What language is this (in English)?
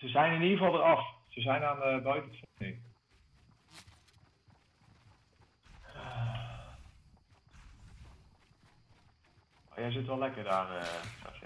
Dutch